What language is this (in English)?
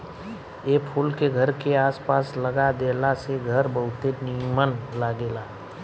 Bhojpuri